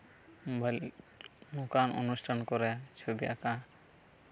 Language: Santali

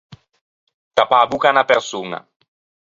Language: Ligurian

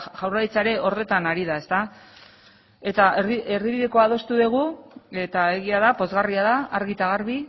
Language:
Basque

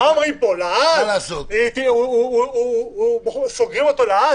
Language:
Hebrew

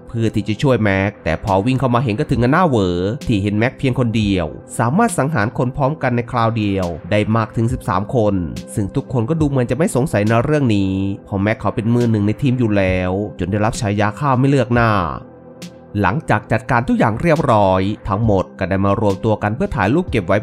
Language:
Thai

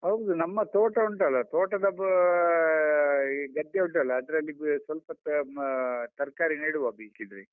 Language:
Kannada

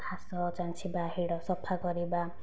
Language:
Odia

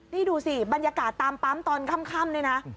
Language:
Thai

